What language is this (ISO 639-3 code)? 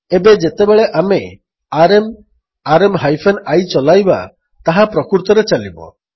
ori